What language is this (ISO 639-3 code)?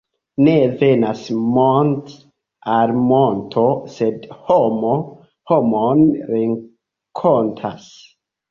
epo